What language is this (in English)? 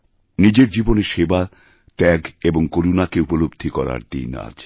Bangla